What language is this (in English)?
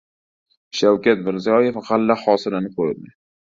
Uzbek